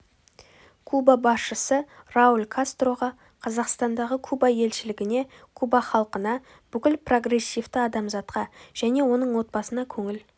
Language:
Kazakh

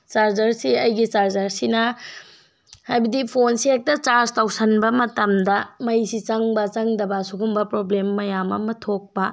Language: Manipuri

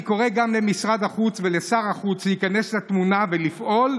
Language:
Hebrew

